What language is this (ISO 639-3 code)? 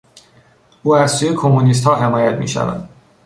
fas